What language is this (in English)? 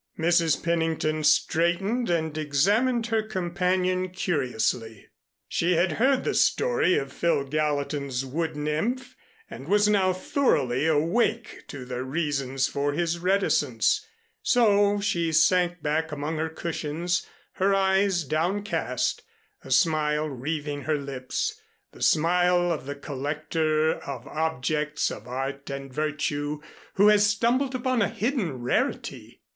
English